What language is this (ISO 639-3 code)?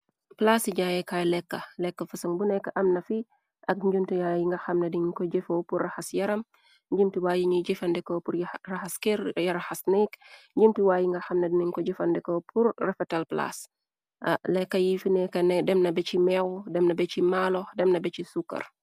wol